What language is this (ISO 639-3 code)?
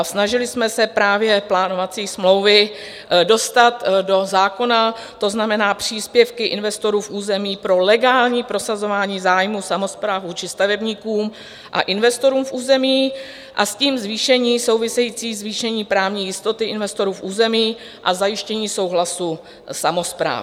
ces